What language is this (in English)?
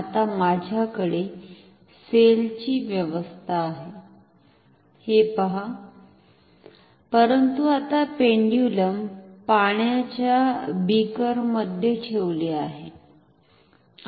Marathi